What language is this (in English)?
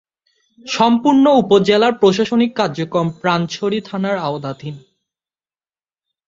Bangla